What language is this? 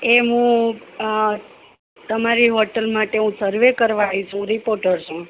Gujarati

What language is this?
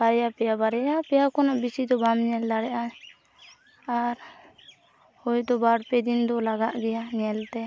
Santali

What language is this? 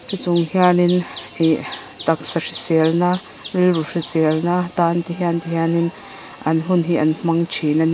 Mizo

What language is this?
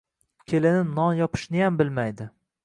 Uzbek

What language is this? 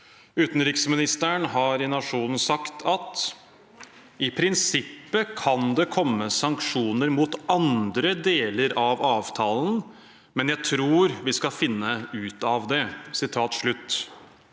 Norwegian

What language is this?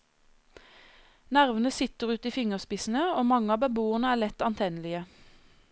Norwegian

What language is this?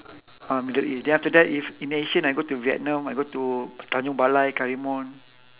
English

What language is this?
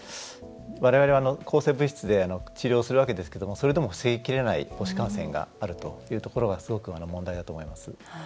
Japanese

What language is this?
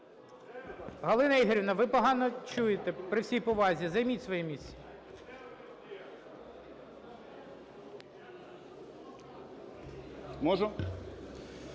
Ukrainian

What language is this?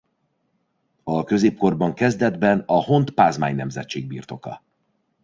Hungarian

